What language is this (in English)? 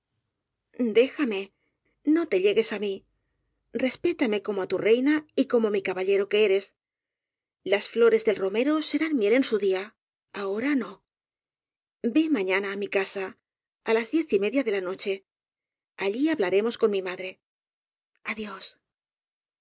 Spanish